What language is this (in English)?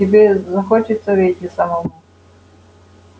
Russian